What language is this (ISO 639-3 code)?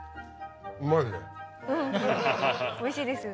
jpn